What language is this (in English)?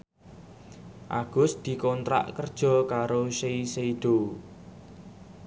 Javanese